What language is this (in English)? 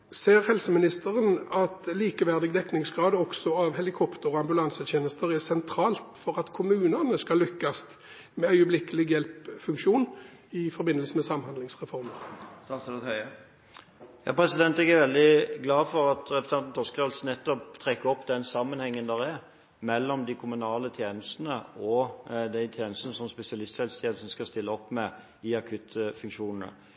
Norwegian Bokmål